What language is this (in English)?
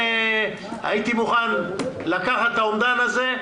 Hebrew